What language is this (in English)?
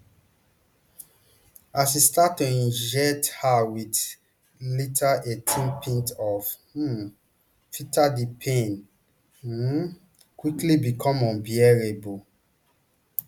Nigerian Pidgin